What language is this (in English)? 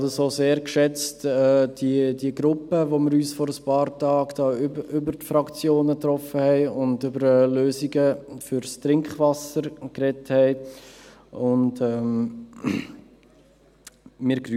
Swiss German